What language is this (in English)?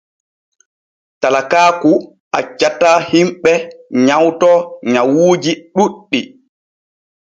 Borgu Fulfulde